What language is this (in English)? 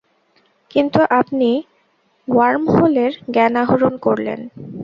Bangla